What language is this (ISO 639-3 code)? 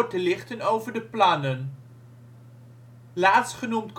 nld